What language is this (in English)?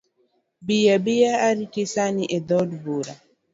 Luo (Kenya and Tanzania)